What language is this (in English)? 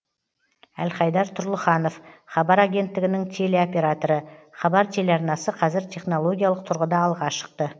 Kazakh